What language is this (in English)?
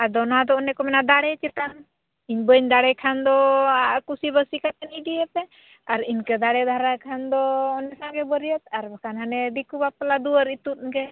Santali